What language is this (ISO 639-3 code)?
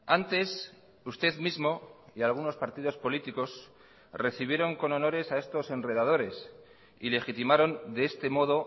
spa